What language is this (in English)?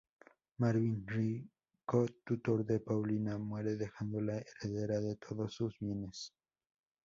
Spanish